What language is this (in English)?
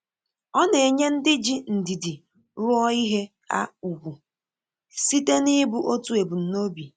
Igbo